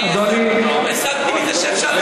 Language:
Hebrew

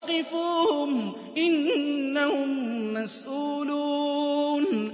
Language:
Arabic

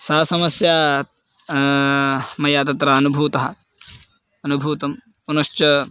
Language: Sanskrit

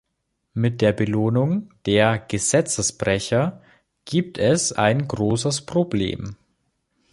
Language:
German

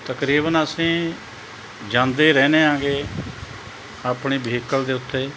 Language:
Punjabi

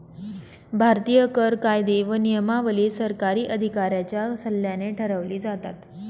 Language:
Marathi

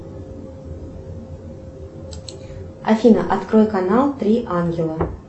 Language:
Russian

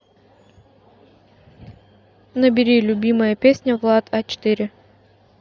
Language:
Russian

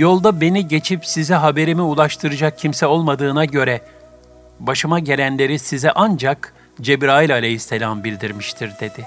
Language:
Turkish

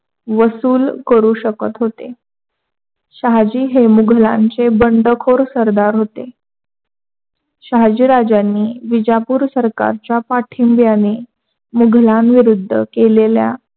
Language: Marathi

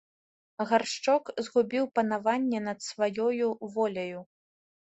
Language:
Belarusian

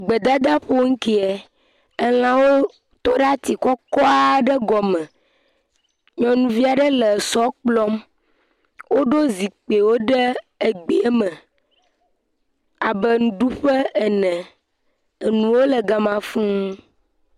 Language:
Ewe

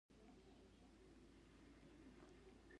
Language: Pashto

